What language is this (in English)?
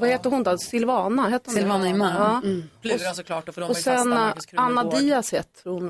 Swedish